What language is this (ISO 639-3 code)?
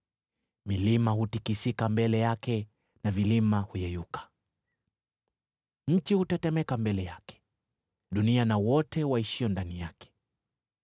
swa